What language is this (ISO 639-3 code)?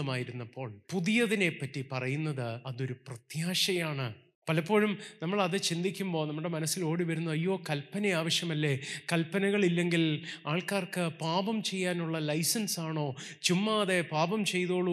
mal